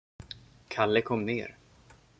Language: Swedish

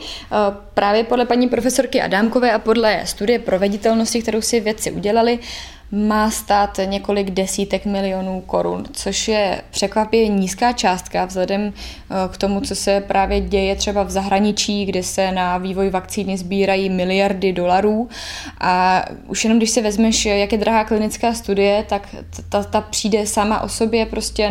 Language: Czech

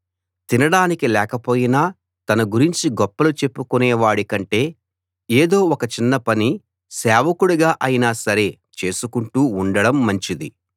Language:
Telugu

